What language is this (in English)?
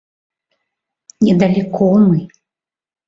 Mari